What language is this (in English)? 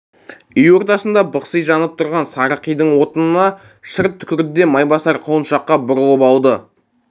Kazakh